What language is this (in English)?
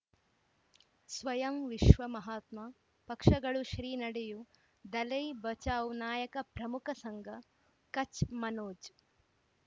Kannada